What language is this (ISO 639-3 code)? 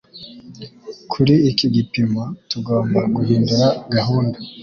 kin